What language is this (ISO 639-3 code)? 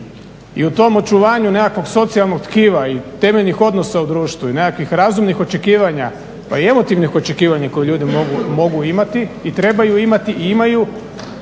hrv